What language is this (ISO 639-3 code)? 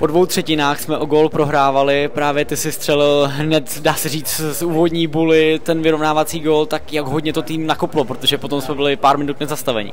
ces